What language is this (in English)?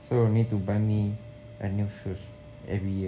English